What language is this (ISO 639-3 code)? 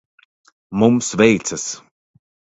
lav